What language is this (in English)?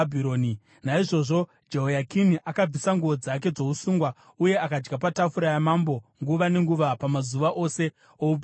Shona